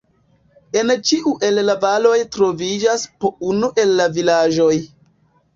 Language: Esperanto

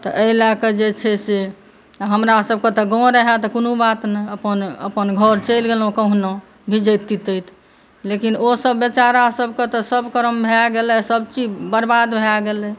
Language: Maithili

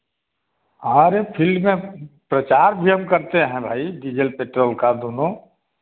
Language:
Hindi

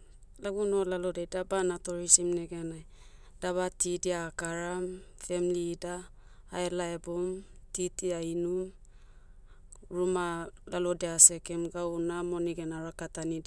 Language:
Motu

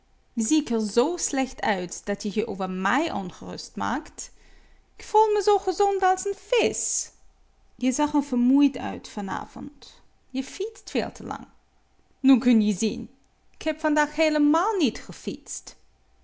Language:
Dutch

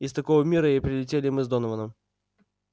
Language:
Russian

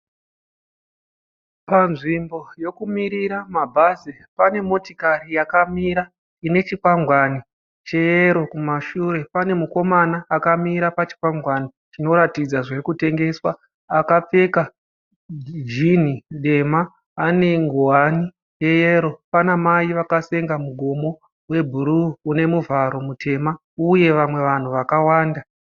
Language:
Shona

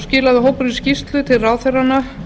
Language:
Icelandic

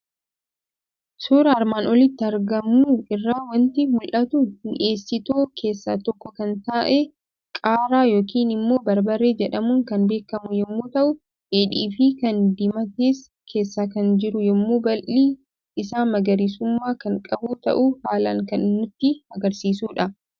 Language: Oromo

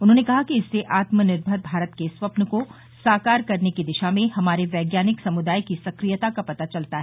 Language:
Hindi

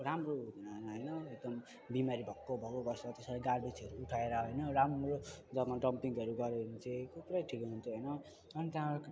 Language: Nepali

